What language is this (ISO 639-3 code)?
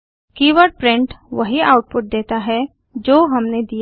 hin